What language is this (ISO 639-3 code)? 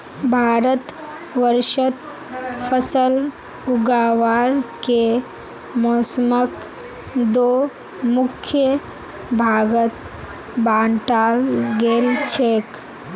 mag